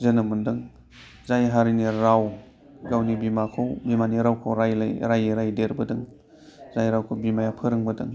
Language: Bodo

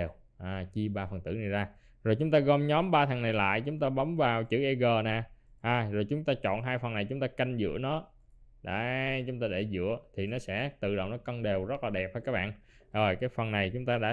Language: Vietnamese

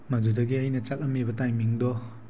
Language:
Manipuri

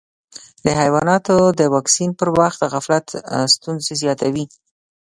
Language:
Pashto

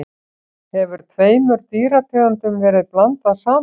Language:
Icelandic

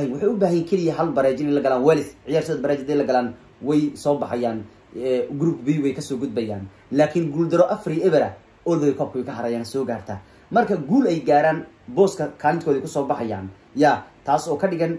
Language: Arabic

